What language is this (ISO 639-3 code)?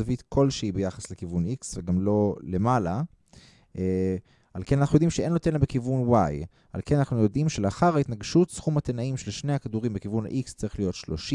heb